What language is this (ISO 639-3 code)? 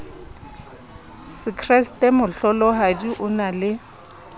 sot